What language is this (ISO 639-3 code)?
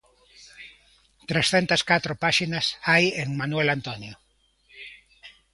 glg